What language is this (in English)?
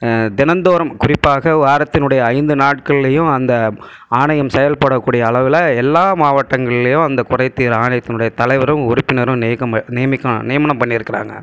Tamil